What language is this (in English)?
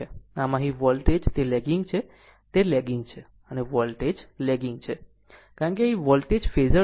Gujarati